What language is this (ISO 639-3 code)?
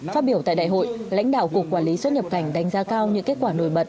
vie